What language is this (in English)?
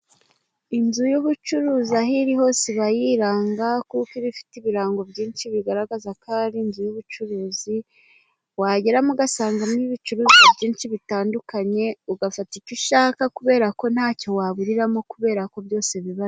Kinyarwanda